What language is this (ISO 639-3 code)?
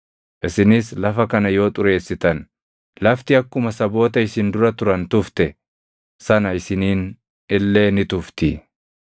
orm